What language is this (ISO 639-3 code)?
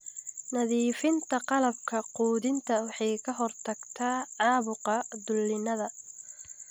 som